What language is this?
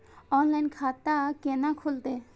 Maithili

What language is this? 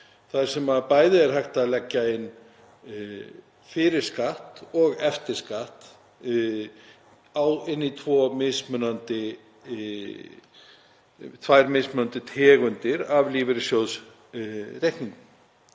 Icelandic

